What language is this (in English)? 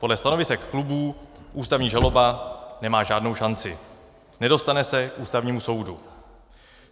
Czech